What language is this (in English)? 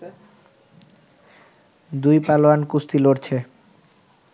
Bangla